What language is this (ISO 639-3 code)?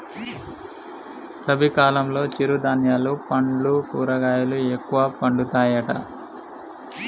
tel